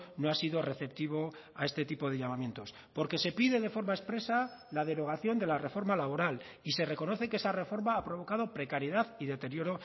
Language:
Spanish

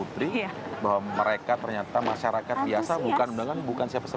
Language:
Indonesian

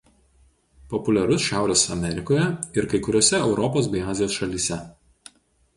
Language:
Lithuanian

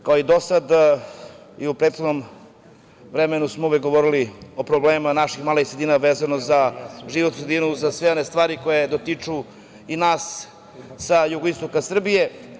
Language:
Serbian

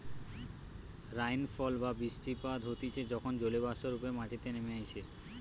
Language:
Bangla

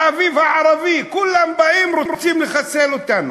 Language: Hebrew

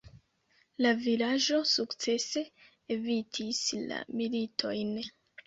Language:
Esperanto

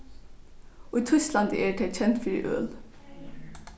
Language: Faroese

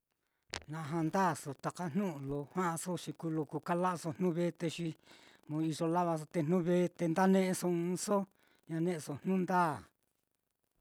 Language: Mitlatongo Mixtec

